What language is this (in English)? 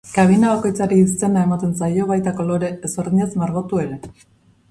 Basque